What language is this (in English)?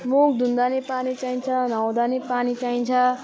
Nepali